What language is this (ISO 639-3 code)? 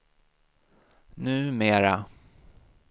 swe